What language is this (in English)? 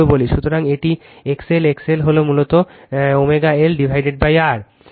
Bangla